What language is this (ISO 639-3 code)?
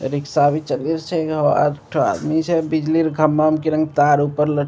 mai